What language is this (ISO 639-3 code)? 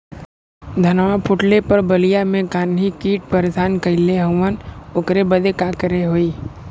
bho